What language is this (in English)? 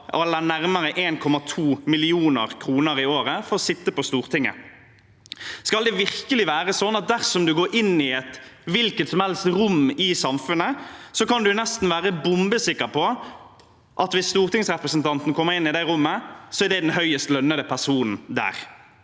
Norwegian